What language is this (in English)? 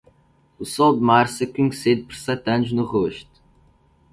Portuguese